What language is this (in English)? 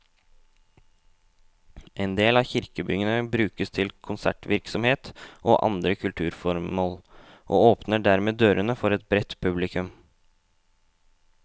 Norwegian